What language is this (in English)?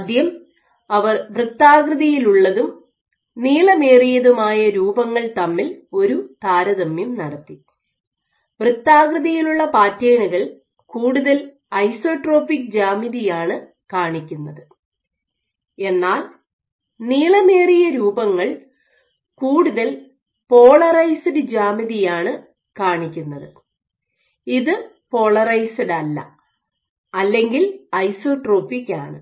Malayalam